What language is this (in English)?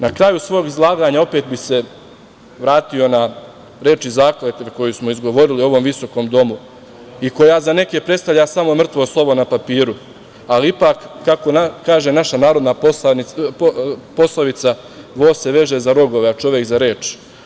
Serbian